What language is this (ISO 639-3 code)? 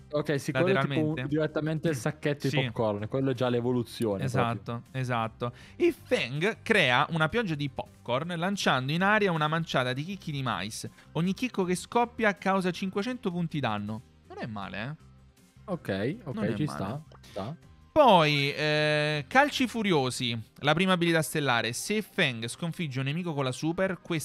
ita